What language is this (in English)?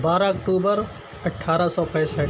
Urdu